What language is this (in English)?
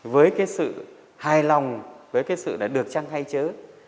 Vietnamese